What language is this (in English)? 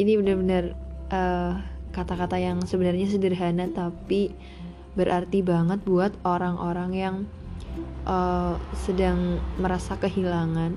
Indonesian